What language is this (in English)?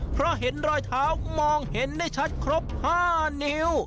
Thai